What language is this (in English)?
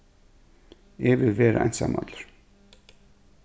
Faroese